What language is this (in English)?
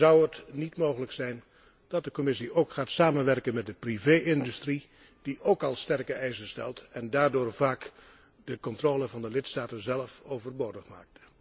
Dutch